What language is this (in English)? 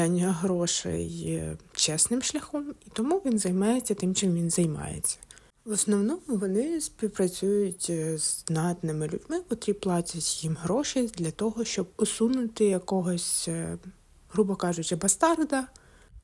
Ukrainian